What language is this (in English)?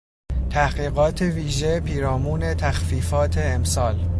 Persian